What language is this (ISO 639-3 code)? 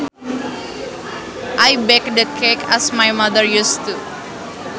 sun